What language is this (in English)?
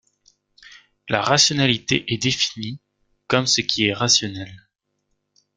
French